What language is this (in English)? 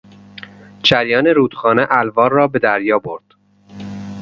Persian